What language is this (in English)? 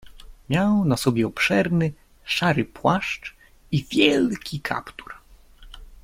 Polish